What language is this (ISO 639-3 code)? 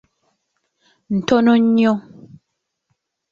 lug